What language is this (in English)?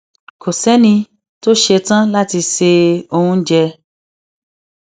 Yoruba